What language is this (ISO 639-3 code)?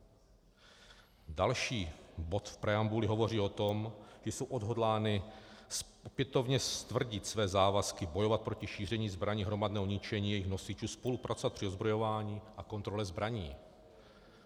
ces